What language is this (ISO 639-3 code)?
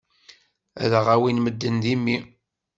kab